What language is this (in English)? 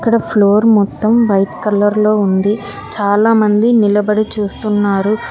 Telugu